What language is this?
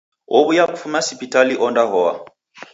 Taita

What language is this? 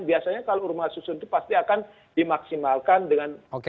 Indonesian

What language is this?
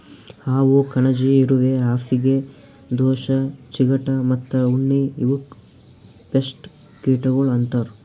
Kannada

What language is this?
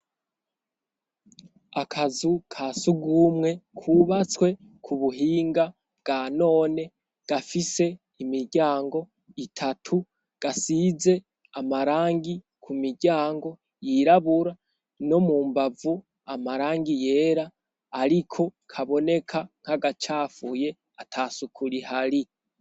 Rundi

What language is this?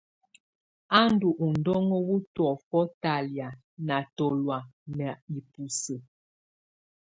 Tunen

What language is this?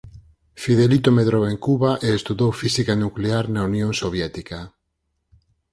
Galician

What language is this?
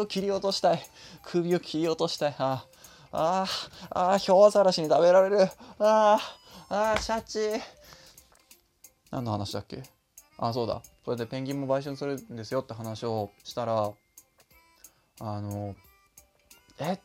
Japanese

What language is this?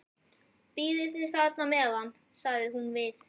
Icelandic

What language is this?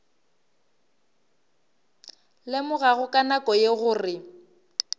Northern Sotho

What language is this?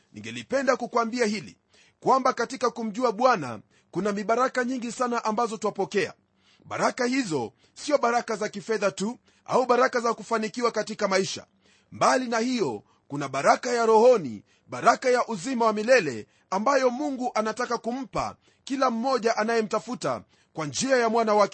Swahili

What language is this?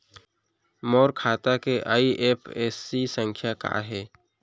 Chhattisgarhi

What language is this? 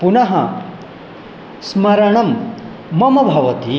Sanskrit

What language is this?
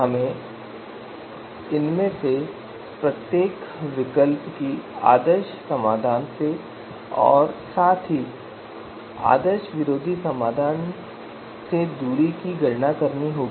Hindi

